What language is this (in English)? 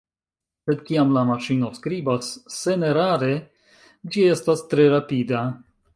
Esperanto